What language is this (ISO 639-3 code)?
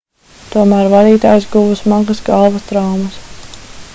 lav